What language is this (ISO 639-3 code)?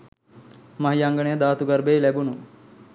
sin